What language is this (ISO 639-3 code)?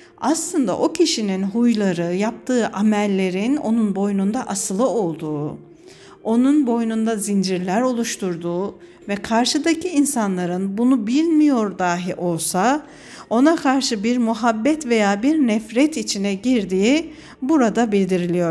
tur